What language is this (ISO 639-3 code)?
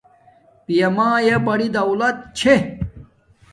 dmk